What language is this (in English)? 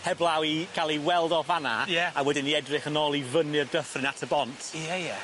Welsh